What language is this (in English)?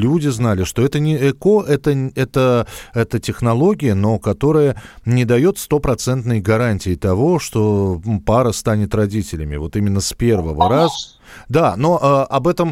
Russian